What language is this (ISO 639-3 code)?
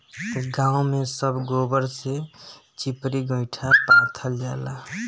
bho